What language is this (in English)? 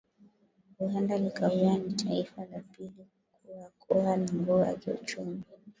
Swahili